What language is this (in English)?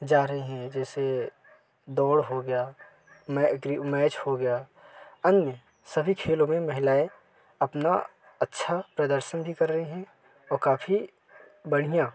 Hindi